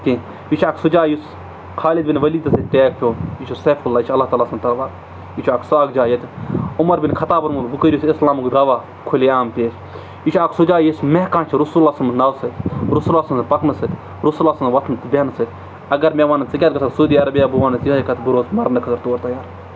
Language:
Kashmiri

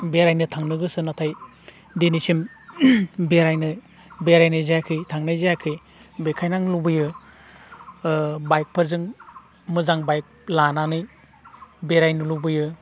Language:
Bodo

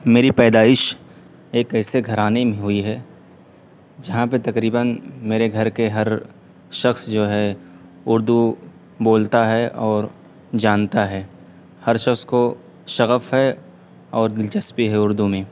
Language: Urdu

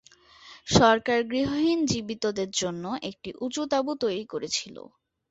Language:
Bangla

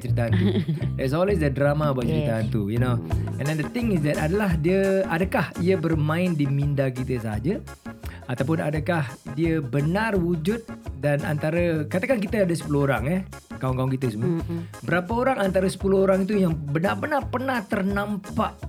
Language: Malay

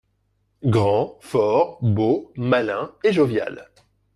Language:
French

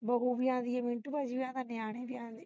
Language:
Punjabi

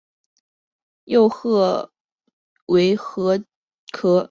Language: Chinese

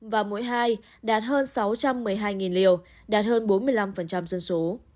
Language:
Vietnamese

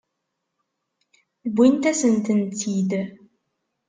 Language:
Kabyle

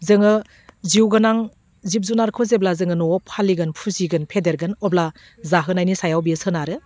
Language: Bodo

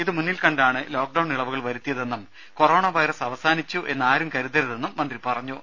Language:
Malayalam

